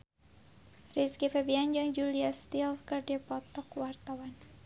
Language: Sundanese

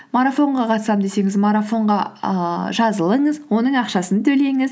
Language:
Kazakh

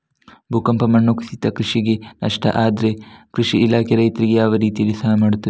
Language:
Kannada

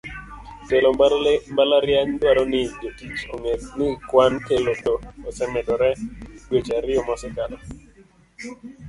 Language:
Luo (Kenya and Tanzania)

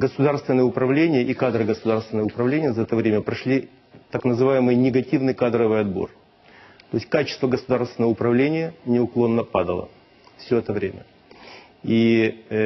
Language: Russian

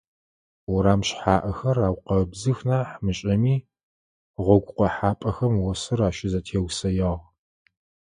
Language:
Adyghe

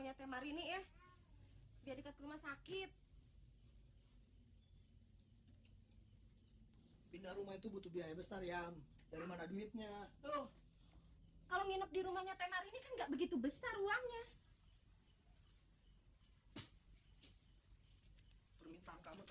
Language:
Indonesian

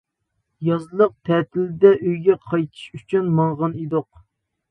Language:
Uyghur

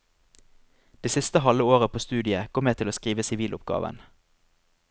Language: Norwegian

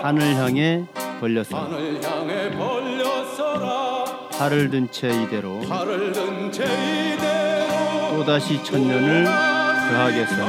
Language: Korean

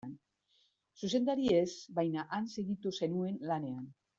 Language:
Basque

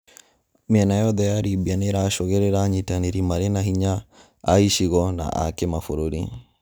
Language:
Kikuyu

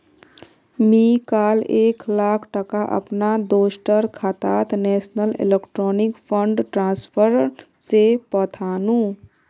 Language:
Magahi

